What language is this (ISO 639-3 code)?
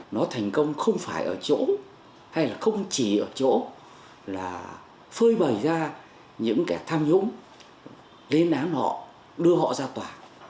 vie